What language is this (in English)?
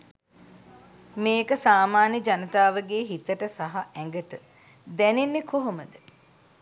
Sinhala